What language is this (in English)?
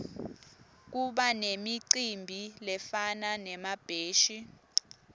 Swati